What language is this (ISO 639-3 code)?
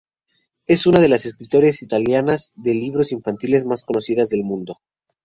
spa